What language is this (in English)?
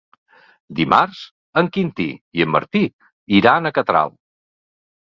Catalan